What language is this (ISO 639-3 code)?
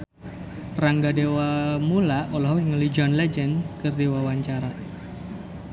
sun